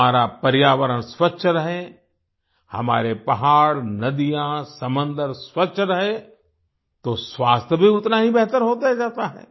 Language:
Hindi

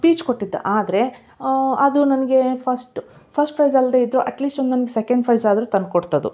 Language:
Kannada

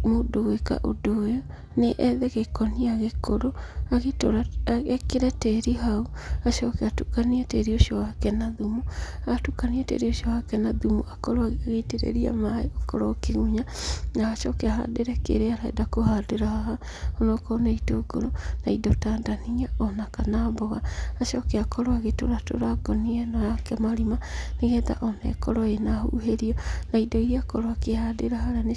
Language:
Kikuyu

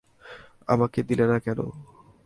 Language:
Bangla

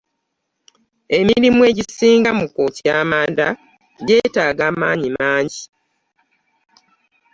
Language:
Ganda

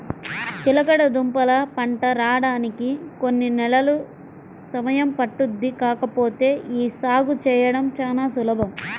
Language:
Telugu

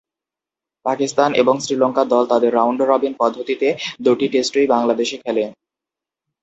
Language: Bangla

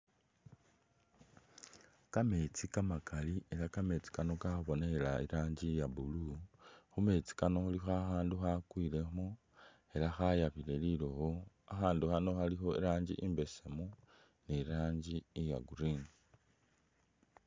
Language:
Masaaba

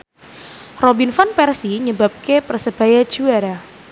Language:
Javanese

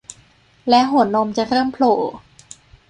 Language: Thai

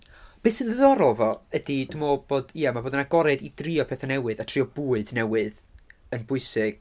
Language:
Welsh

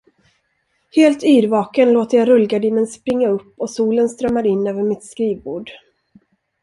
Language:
Swedish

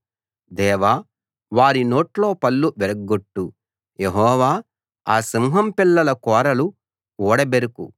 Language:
Telugu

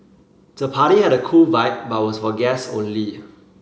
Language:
English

